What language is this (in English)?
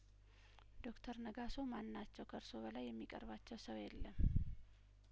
Amharic